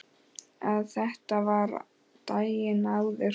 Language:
Icelandic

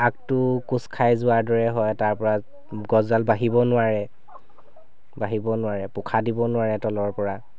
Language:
Assamese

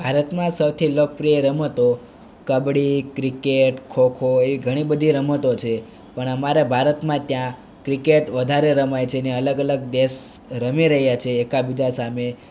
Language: Gujarati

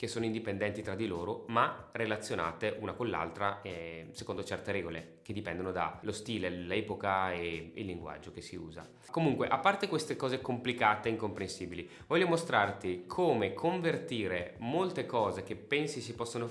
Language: Italian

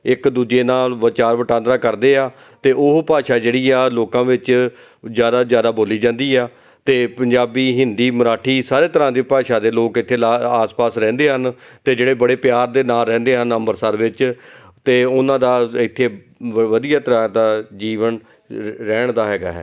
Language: Punjabi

